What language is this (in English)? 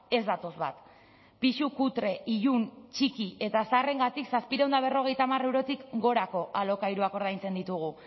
Basque